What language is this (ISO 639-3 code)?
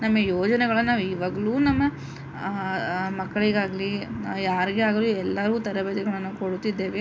kan